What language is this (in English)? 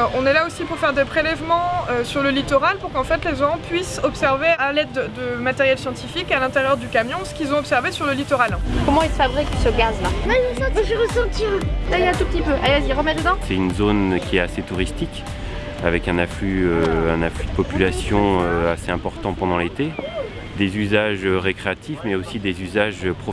French